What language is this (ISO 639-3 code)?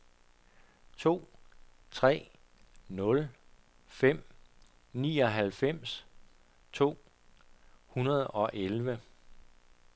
dan